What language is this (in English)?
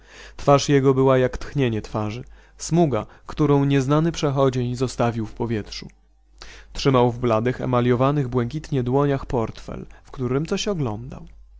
Polish